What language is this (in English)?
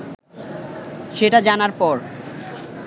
Bangla